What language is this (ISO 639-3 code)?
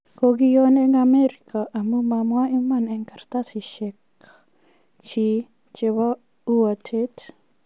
kln